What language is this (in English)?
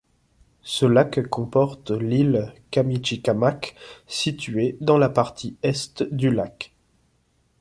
French